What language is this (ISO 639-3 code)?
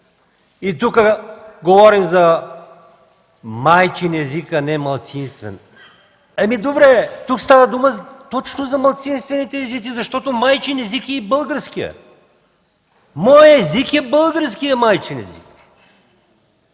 bul